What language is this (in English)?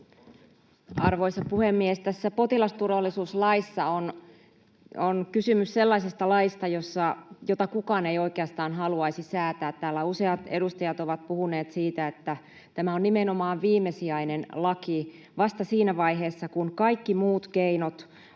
Finnish